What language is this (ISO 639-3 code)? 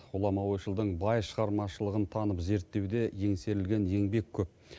kaz